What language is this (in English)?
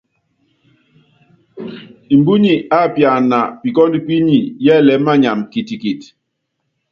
Yangben